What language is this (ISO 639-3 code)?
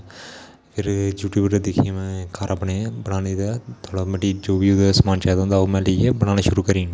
doi